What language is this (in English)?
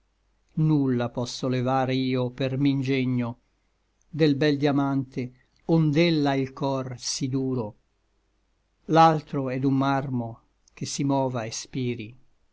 Italian